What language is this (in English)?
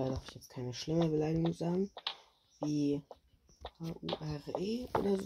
German